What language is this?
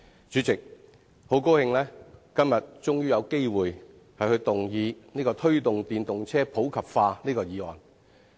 Cantonese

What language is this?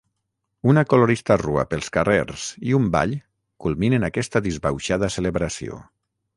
Catalan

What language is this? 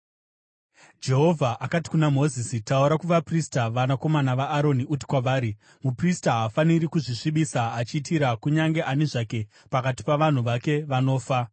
Shona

